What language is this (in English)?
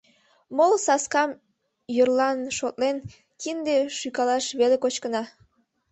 Mari